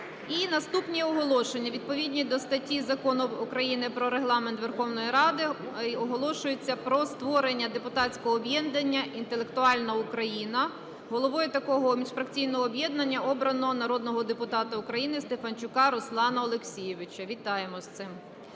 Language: Ukrainian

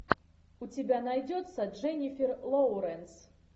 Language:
Russian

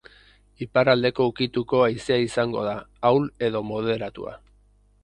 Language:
Basque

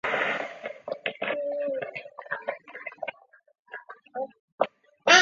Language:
Chinese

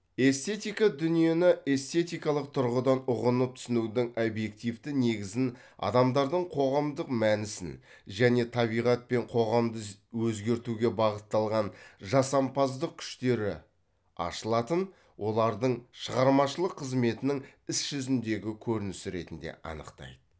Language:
Kazakh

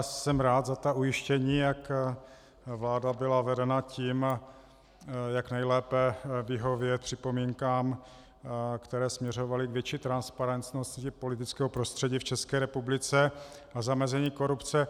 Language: Czech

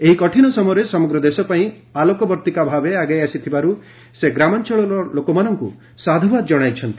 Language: Odia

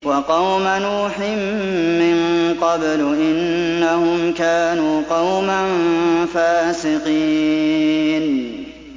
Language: Arabic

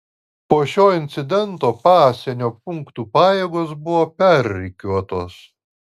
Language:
Lithuanian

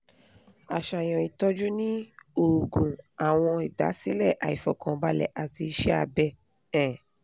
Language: Yoruba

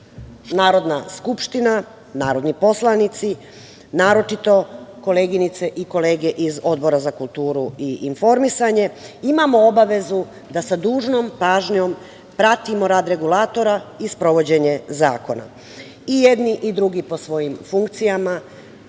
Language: Serbian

